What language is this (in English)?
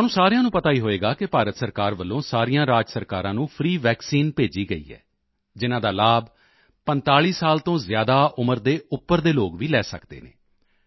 Punjabi